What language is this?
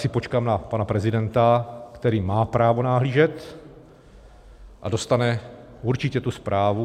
Czech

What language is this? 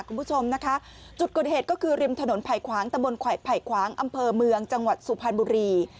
Thai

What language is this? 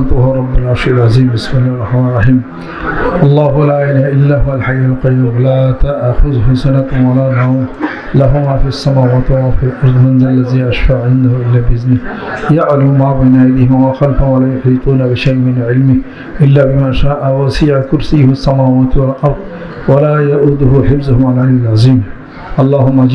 Arabic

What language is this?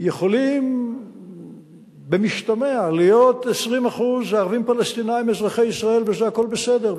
Hebrew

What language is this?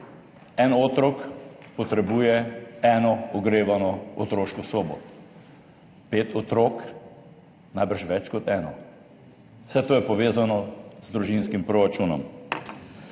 Slovenian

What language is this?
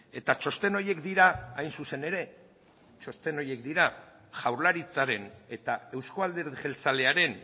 Basque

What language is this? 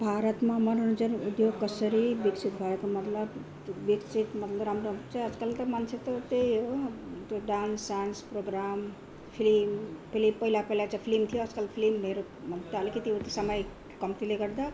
Nepali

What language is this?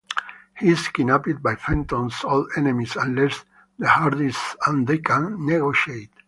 English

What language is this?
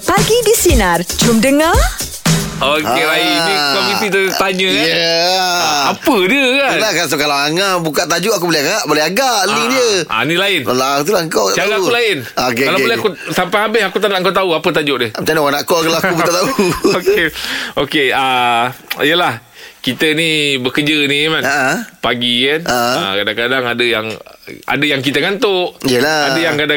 Malay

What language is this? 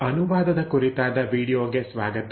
Kannada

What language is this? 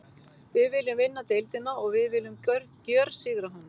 Icelandic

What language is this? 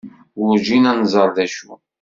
Kabyle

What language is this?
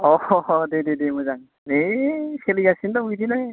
Bodo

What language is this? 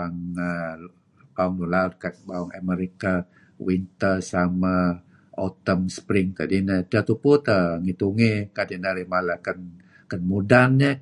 Kelabit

